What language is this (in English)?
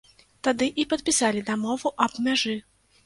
Belarusian